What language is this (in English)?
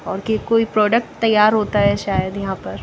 Hindi